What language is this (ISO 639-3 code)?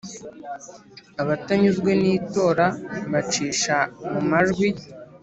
kin